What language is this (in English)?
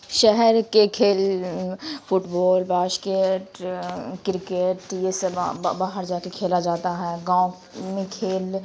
Urdu